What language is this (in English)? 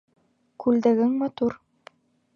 Bashkir